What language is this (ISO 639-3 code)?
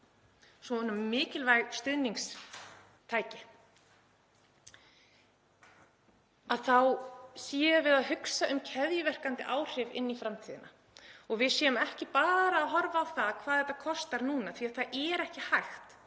isl